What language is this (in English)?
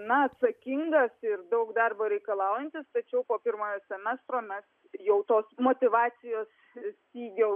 Lithuanian